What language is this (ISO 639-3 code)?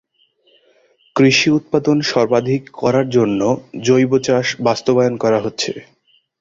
ben